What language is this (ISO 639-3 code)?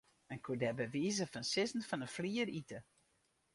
fry